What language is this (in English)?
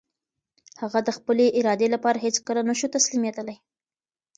Pashto